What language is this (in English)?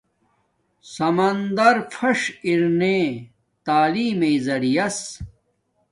Domaaki